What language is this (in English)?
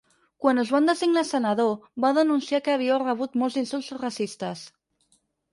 Catalan